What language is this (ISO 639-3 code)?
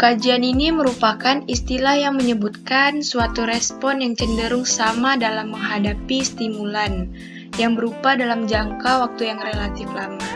ind